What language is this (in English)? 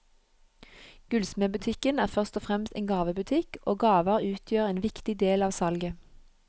Norwegian